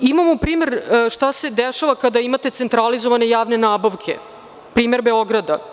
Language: Serbian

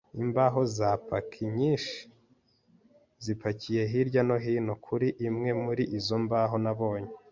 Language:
Kinyarwanda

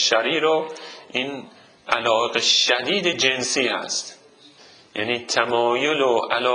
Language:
Persian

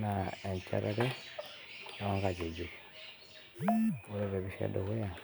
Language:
Masai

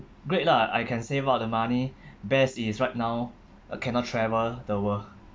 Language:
English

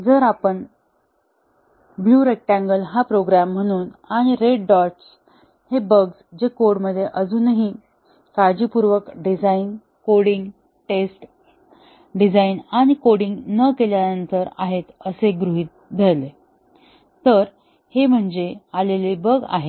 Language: Marathi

